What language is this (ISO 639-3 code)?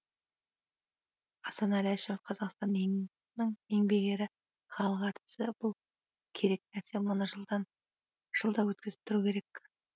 kaz